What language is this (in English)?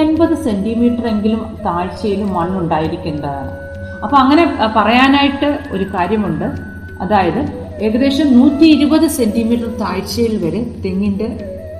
Malayalam